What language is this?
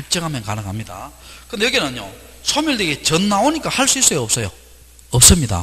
Korean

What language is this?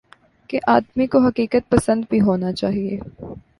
Urdu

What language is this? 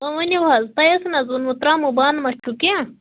Kashmiri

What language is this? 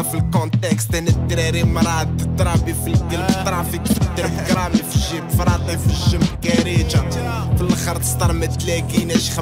Arabic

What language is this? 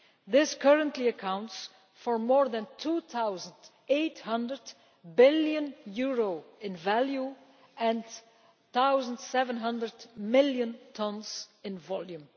English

